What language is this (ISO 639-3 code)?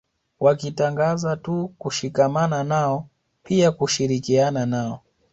swa